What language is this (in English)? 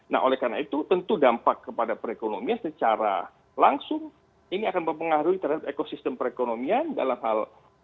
Indonesian